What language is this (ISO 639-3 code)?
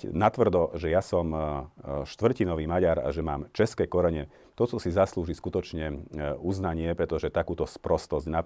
slk